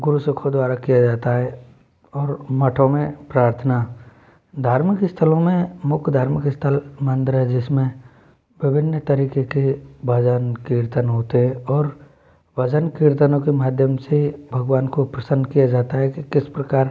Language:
Hindi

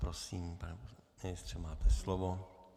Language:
Czech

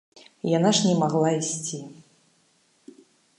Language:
Belarusian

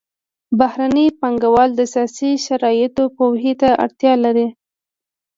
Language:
Pashto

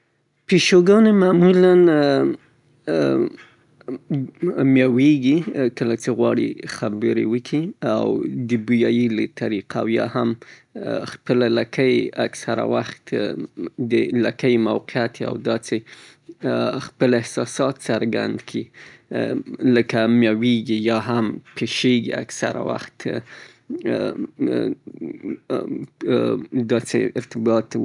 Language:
Southern Pashto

